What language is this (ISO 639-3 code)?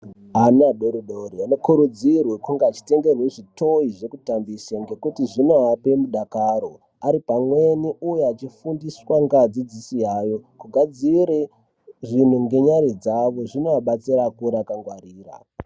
ndc